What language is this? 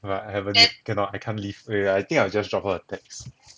English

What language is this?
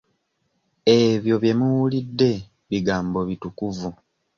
Ganda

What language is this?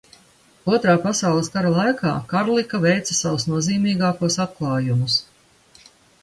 Latvian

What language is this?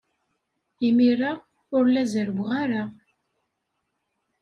Kabyle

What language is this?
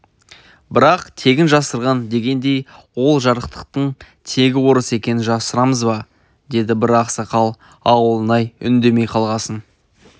Kazakh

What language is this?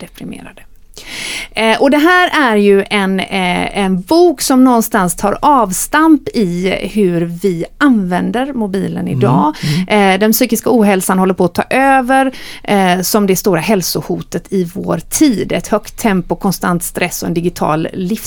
Swedish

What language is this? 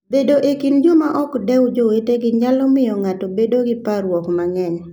Luo (Kenya and Tanzania)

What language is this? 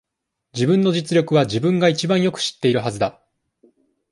Japanese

